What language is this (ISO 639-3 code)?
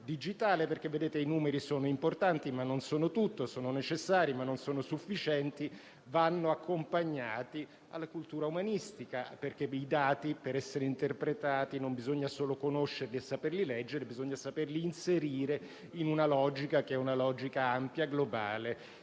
ita